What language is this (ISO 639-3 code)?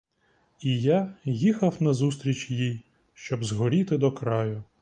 ukr